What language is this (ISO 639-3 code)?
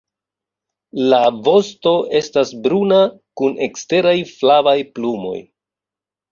epo